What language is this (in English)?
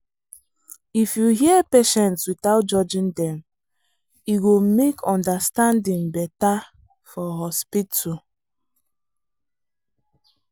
Nigerian Pidgin